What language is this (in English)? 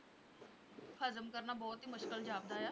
Punjabi